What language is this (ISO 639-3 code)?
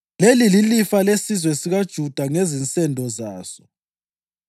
nde